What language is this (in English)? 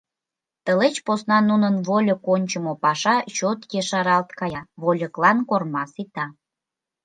Mari